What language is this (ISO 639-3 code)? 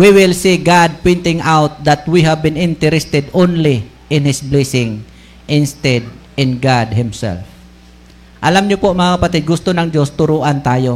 fil